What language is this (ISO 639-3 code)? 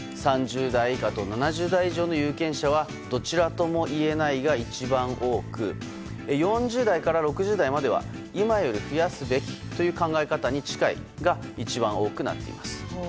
jpn